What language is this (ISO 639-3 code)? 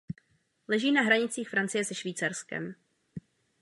ces